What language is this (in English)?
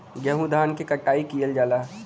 Bhojpuri